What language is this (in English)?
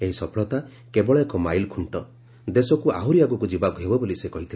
Odia